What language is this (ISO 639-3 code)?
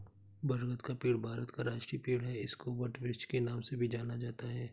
hin